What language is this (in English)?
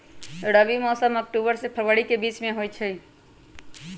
Magahi